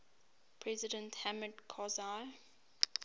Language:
English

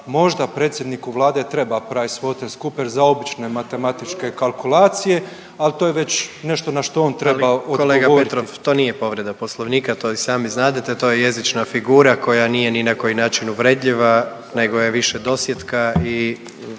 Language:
Croatian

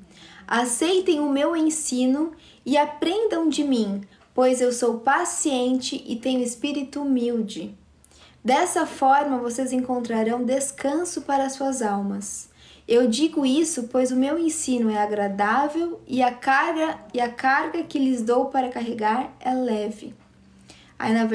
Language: Portuguese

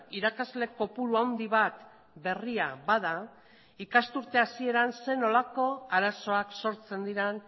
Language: Basque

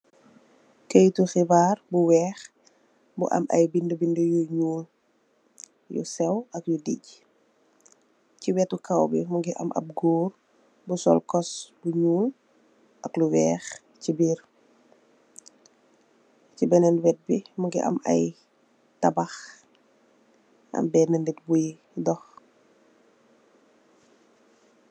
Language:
Wolof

